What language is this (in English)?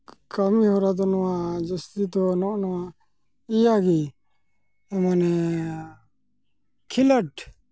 Santali